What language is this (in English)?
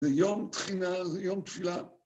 Hebrew